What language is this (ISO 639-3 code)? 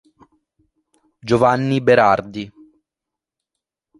ita